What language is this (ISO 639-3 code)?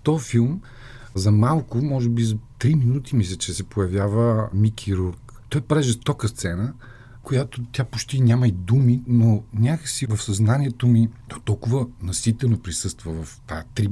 bul